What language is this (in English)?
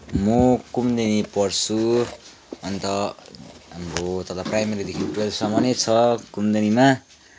Nepali